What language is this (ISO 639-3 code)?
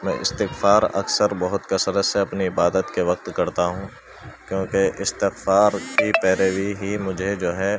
urd